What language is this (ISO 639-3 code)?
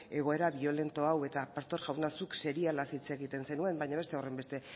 eus